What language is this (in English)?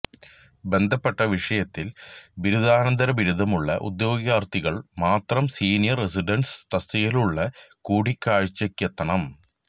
Malayalam